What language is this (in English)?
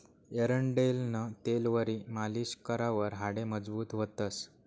Marathi